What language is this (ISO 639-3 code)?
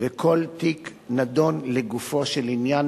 heb